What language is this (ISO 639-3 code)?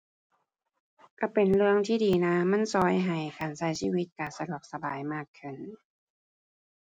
tha